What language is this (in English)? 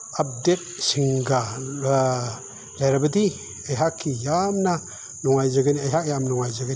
Manipuri